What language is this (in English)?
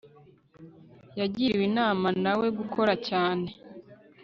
Kinyarwanda